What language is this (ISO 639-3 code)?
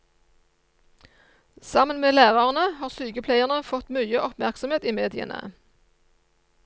nor